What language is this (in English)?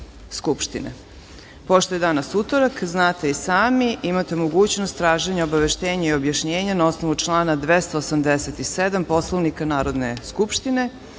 Serbian